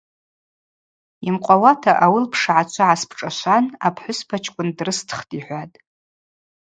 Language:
Abaza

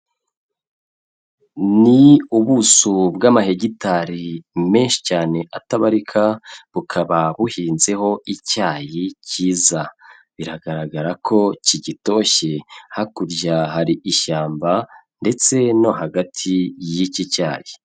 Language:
Kinyarwanda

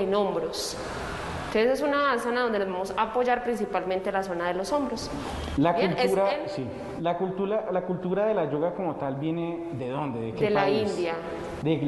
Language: Spanish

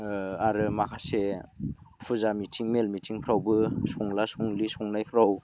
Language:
Bodo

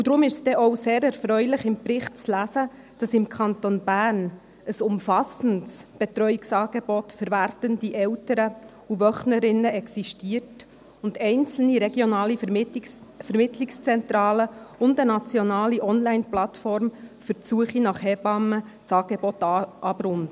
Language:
Swiss German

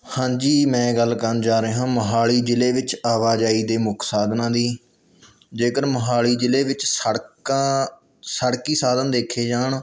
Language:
Punjabi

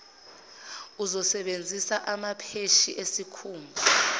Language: Zulu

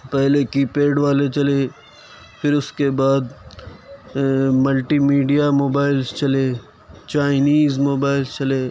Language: Urdu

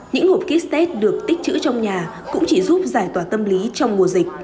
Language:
Vietnamese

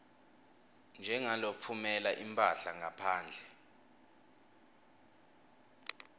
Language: Swati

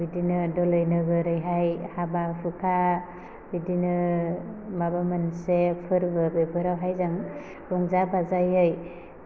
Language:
Bodo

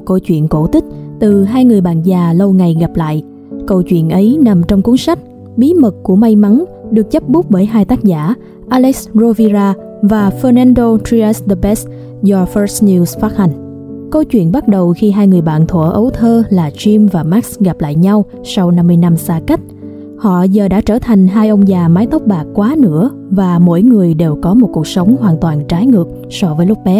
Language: Vietnamese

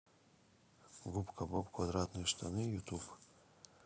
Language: Russian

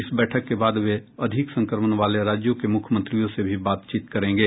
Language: Hindi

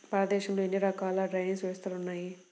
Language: Telugu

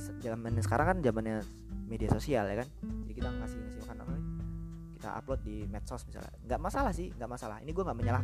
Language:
Indonesian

